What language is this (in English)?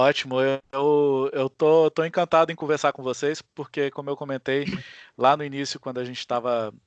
Portuguese